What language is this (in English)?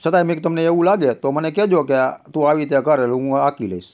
Gujarati